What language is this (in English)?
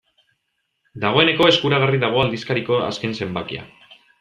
Basque